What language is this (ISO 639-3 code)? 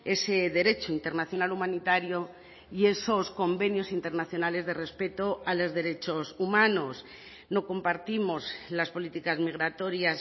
spa